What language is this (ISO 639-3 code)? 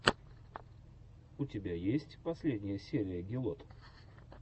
rus